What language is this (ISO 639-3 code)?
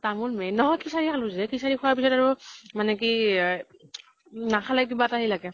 asm